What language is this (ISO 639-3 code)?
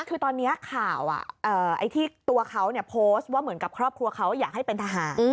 tha